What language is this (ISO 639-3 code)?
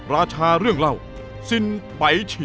tha